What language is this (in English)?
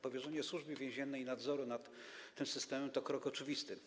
Polish